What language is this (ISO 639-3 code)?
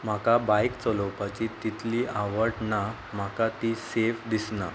kok